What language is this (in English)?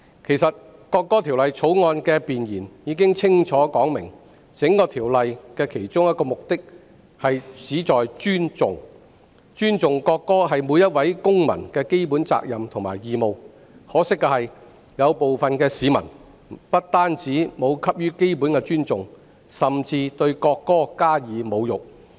Cantonese